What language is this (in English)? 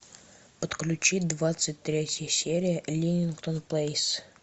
Russian